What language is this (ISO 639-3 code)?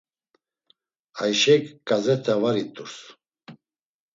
lzz